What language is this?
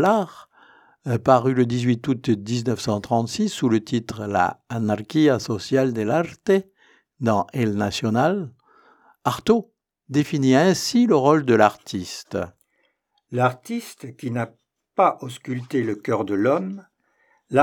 French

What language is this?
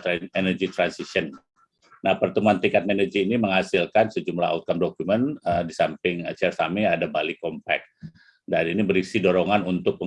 Indonesian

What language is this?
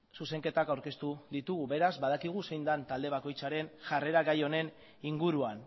Basque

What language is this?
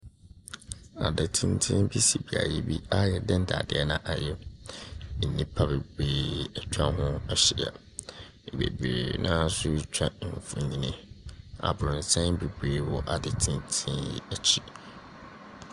Akan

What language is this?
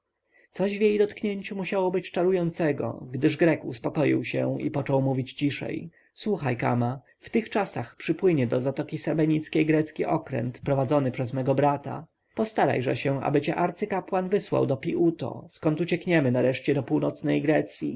Polish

